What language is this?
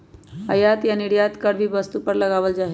Magahi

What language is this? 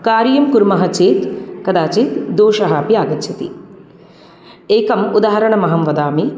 Sanskrit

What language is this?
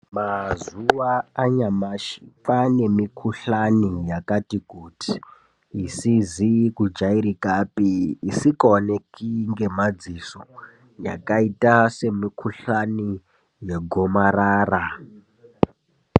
Ndau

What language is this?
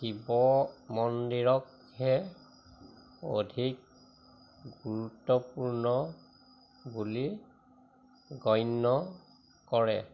Assamese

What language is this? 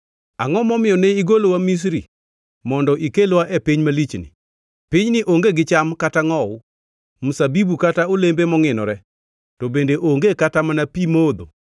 Luo (Kenya and Tanzania)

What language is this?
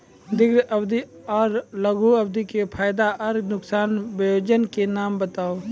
Maithili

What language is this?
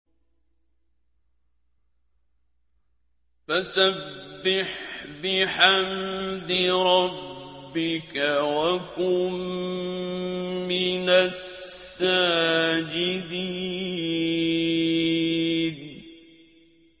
Arabic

